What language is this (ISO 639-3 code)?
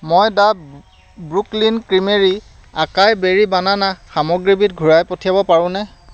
asm